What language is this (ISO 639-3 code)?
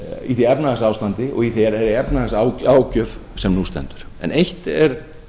isl